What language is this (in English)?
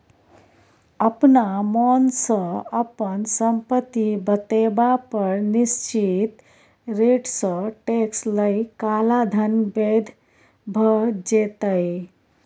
Maithili